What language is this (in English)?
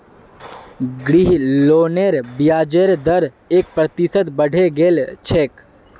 Magahi